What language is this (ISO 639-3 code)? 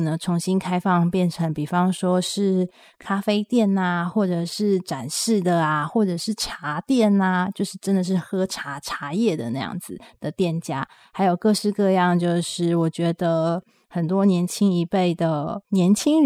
zho